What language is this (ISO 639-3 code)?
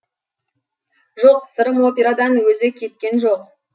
kaz